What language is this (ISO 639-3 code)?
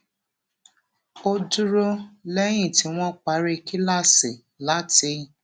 yor